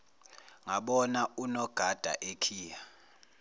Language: Zulu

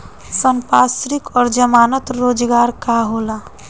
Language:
Bhojpuri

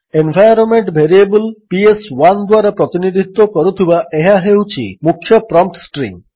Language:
Odia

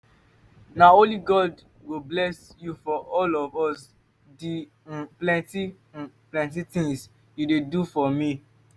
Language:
Nigerian Pidgin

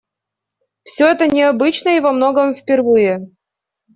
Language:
Russian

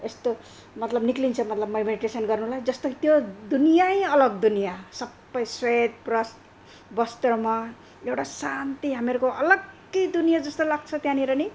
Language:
Nepali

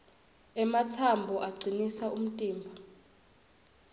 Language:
Swati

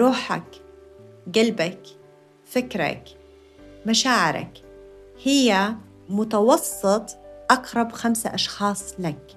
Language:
Arabic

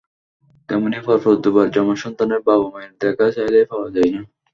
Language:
Bangla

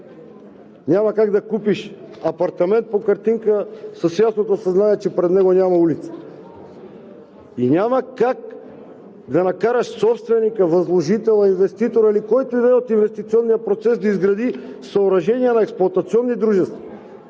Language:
Bulgarian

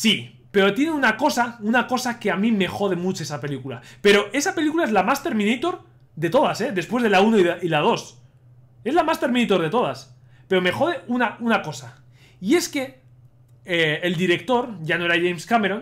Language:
Spanish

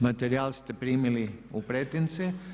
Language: Croatian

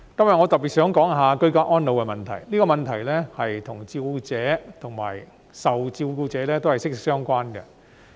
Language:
Cantonese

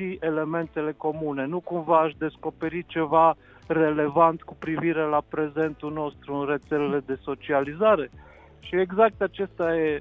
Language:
Romanian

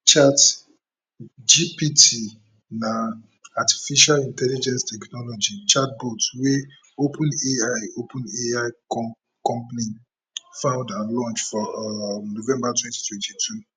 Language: Nigerian Pidgin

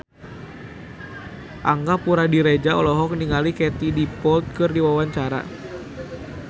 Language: Sundanese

